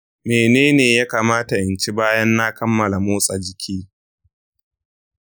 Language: Hausa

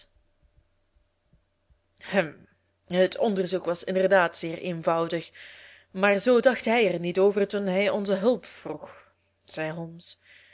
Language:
Dutch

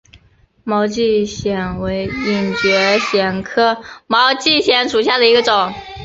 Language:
Chinese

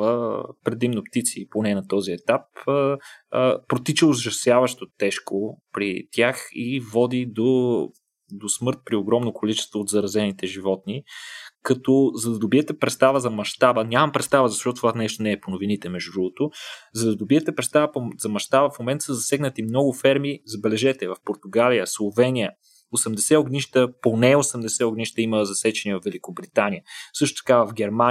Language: Bulgarian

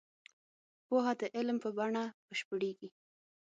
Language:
Pashto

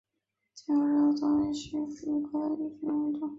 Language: Chinese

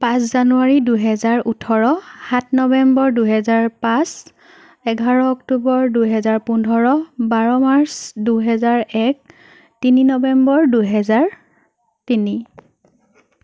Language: Assamese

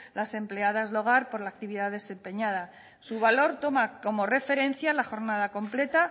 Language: Spanish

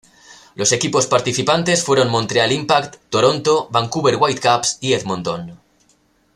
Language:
Spanish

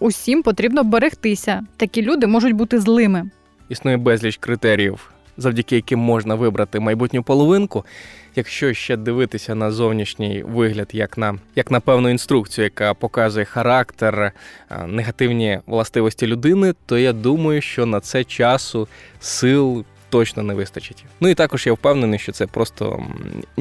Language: Ukrainian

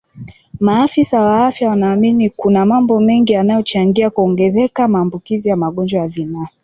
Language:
Swahili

